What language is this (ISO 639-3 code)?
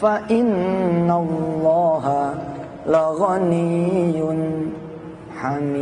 ind